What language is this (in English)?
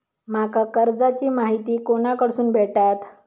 Marathi